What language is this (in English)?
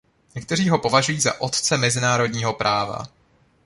Czech